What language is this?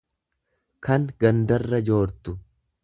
Oromo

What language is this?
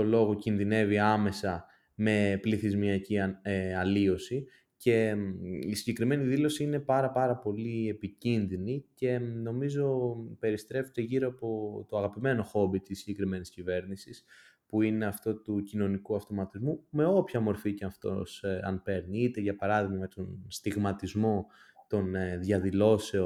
Greek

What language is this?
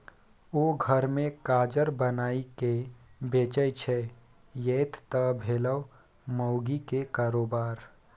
Maithili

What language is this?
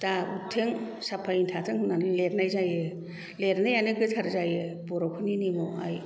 Bodo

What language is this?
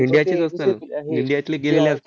Marathi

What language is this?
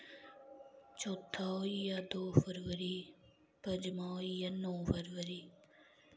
Dogri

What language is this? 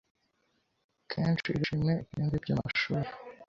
Kinyarwanda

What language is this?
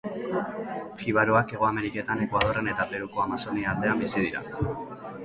Basque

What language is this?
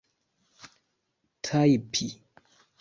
Esperanto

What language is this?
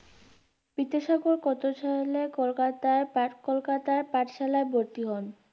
Bangla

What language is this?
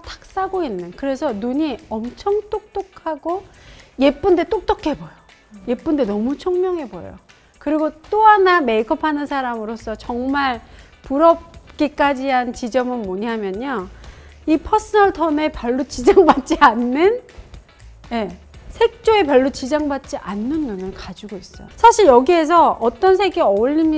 Korean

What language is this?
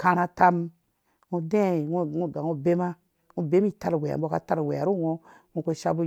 Dũya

